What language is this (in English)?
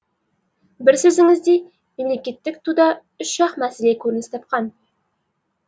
Kazakh